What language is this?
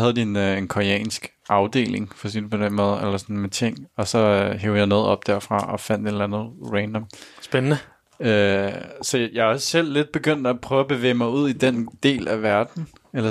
Danish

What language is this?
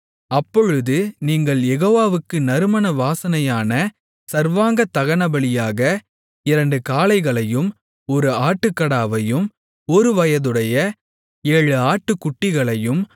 Tamil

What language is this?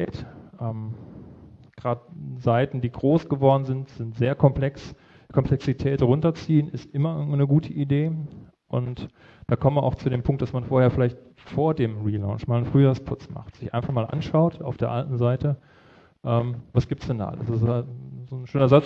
German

